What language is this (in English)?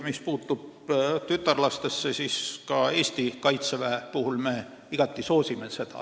Estonian